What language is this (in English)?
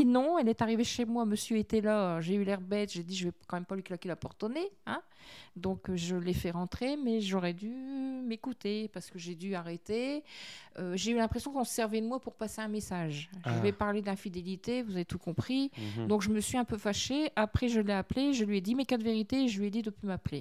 French